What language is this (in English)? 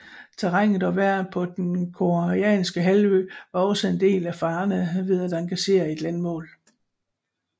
Danish